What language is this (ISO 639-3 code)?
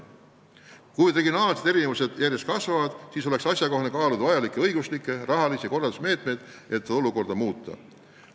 est